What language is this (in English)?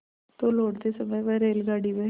Hindi